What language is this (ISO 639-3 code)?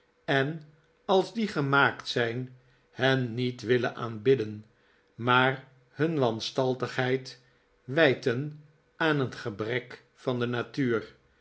nld